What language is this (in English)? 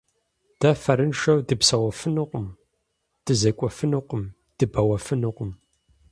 Kabardian